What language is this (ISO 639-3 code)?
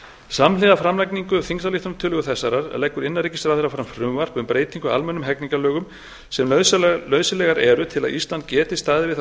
isl